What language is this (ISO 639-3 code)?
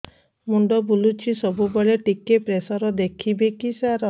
ori